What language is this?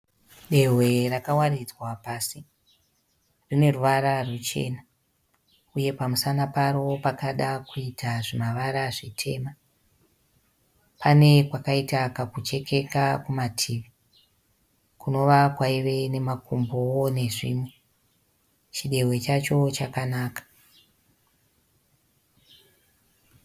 Shona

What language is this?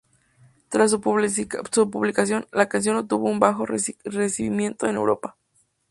Spanish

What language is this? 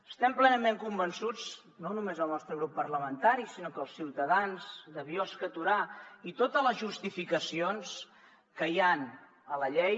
Catalan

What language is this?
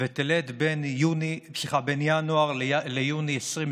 Hebrew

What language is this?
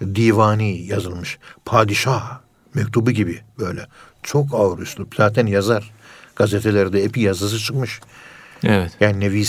Turkish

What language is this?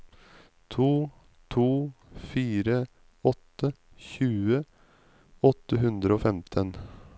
Norwegian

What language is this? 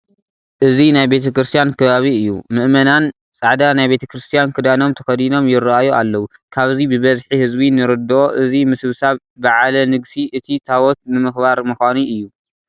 Tigrinya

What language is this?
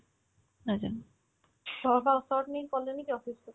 Assamese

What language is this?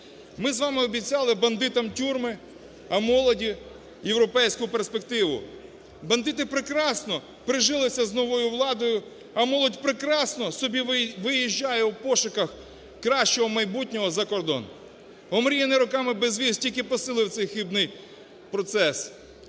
Ukrainian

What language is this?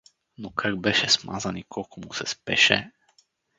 Bulgarian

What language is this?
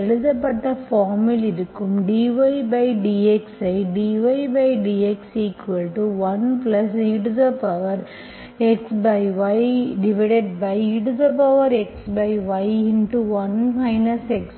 Tamil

